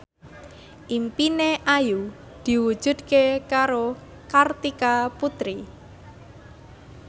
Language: Javanese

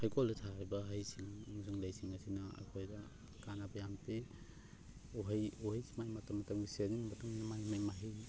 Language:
Manipuri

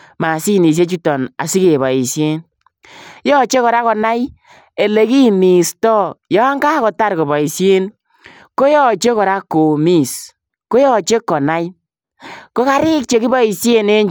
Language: Kalenjin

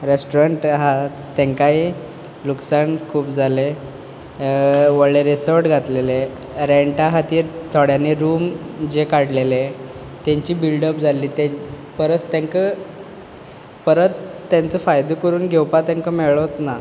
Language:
Konkani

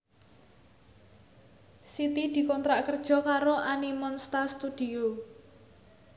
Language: Javanese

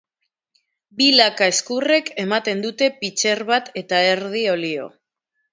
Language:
Basque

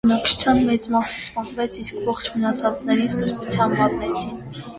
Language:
Armenian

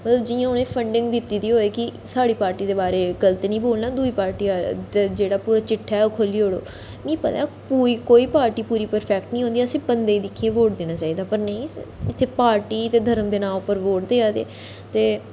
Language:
Dogri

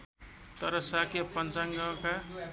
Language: Nepali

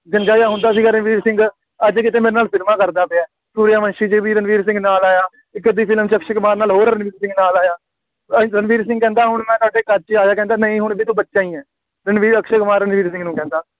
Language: Punjabi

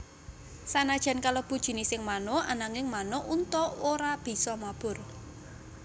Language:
Javanese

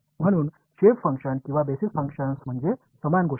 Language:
Marathi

